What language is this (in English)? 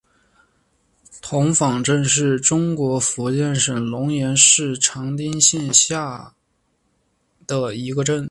Chinese